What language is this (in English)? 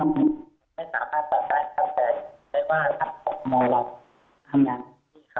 Thai